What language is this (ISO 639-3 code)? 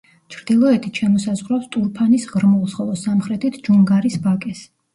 kat